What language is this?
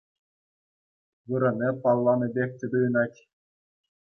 Chuvash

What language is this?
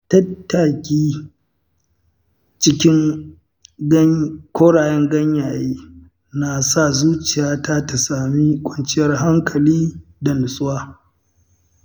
Hausa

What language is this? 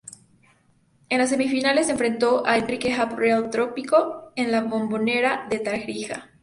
Spanish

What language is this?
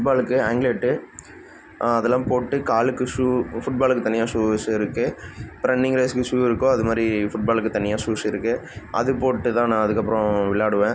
Tamil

